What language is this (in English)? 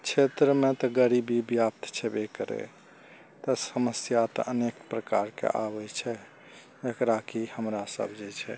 Maithili